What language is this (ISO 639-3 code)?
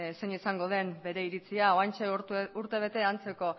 eus